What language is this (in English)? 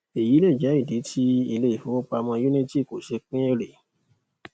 Yoruba